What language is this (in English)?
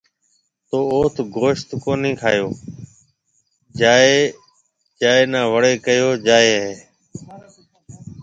Marwari (Pakistan)